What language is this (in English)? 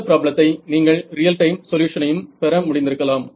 Tamil